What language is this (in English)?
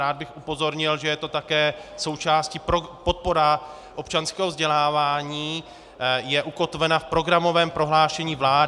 Czech